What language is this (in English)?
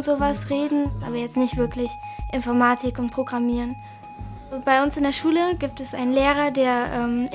German